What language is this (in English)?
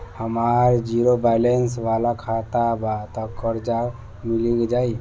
Bhojpuri